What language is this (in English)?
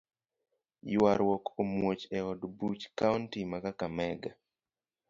Luo (Kenya and Tanzania)